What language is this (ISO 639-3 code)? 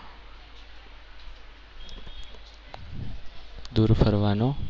guj